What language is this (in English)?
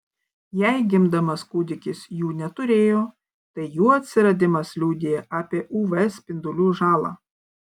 Lithuanian